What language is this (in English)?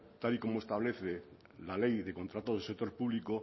Spanish